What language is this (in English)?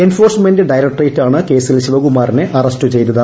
Malayalam